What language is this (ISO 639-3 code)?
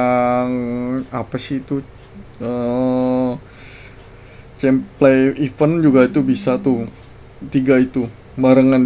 ind